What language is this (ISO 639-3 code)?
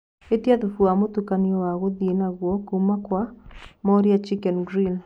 kik